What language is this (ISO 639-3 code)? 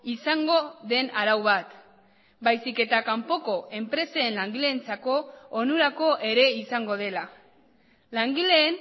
eus